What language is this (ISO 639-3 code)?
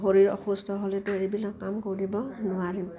asm